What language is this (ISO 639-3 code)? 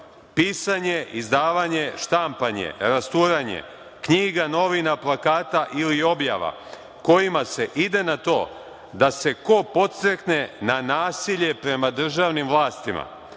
srp